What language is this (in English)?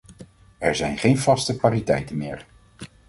Dutch